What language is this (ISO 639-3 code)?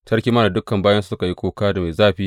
hau